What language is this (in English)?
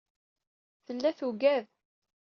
Kabyle